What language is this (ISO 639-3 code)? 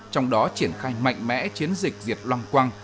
vie